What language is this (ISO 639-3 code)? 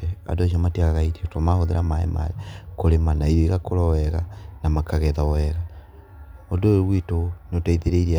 kik